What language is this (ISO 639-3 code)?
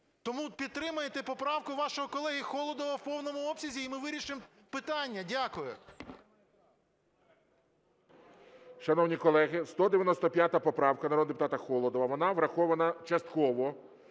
ukr